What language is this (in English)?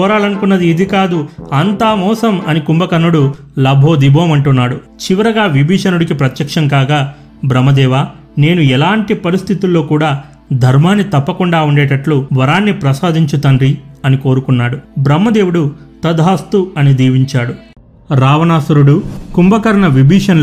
Telugu